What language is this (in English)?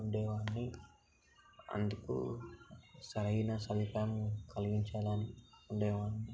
Telugu